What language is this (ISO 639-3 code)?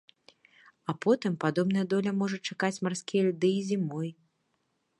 bel